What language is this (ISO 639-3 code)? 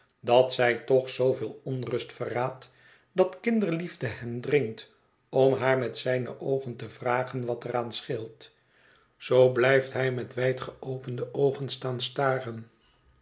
nld